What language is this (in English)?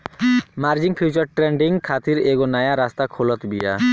Bhojpuri